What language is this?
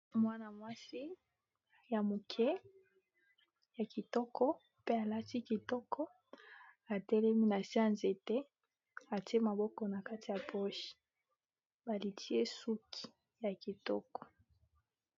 Lingala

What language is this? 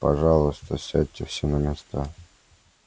Russian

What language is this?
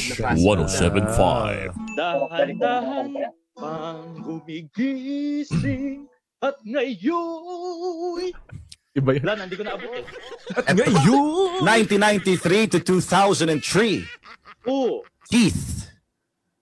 Filipino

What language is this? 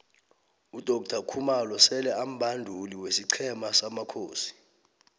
South Ndebele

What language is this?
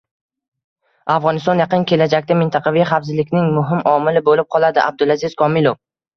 Uzbek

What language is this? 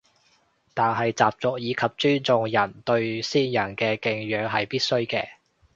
Cantonese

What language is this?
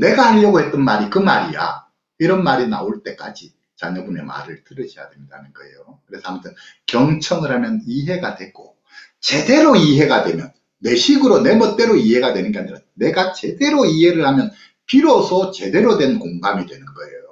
Korean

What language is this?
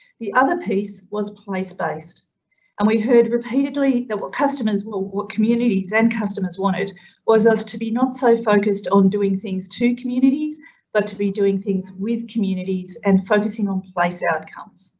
English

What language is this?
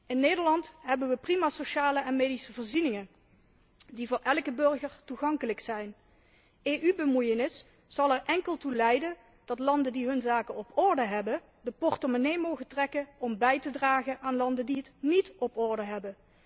Dutch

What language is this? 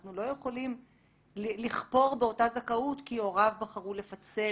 Hebrew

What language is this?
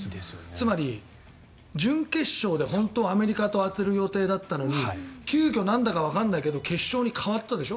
Japanese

